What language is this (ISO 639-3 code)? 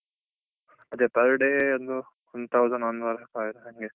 kan